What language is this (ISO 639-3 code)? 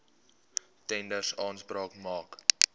afr